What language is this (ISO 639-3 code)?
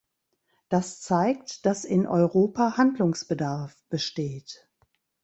deu